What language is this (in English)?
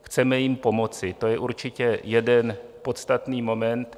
Czech